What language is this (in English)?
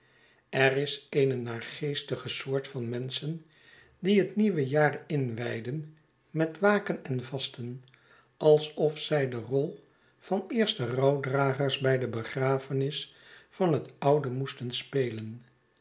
Dutch